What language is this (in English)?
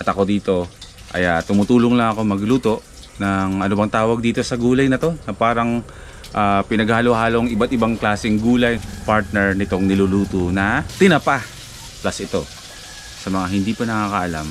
Filipino